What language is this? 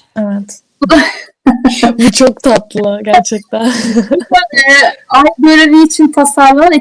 Turkish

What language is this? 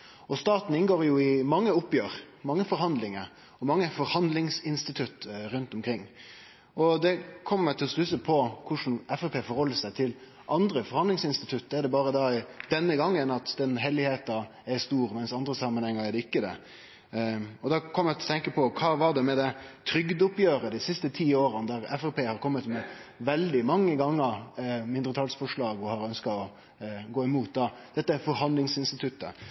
Norwegian Nynorsk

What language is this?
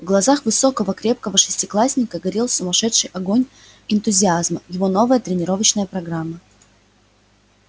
Russian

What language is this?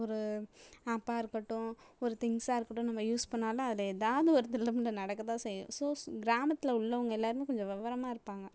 Tamil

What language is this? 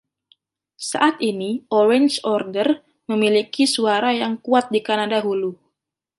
Indonesian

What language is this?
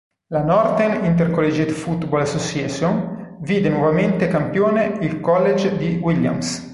Italian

